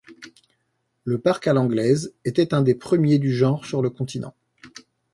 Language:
French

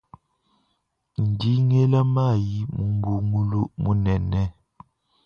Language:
Luba-Lulua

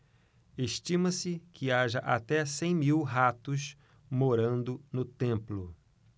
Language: Portuguese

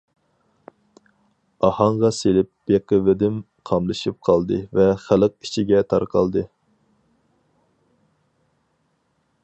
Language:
Uyghur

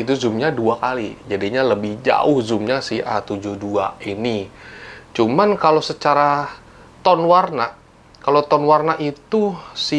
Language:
Indonesian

